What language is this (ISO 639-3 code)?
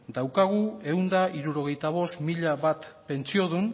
eus